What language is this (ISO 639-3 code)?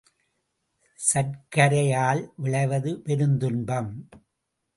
tam